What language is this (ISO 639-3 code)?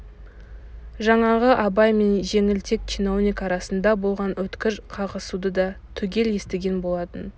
kaz